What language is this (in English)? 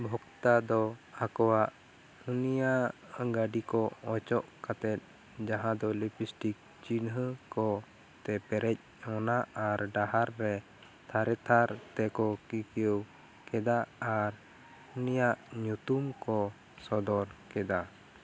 Santali